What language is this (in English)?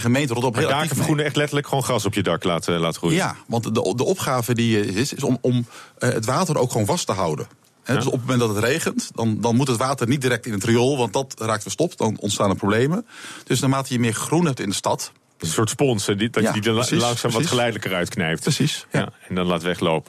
Dutch